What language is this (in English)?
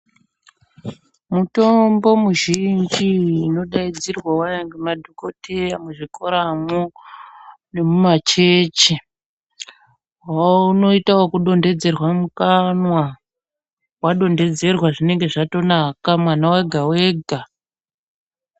Ndau